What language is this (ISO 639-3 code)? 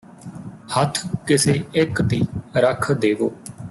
pan